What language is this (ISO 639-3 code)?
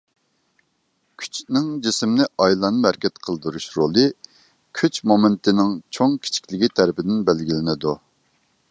uig